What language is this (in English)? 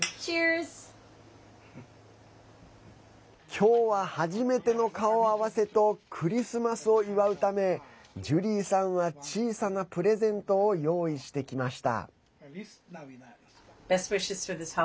Japanese